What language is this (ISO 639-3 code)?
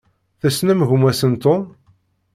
kab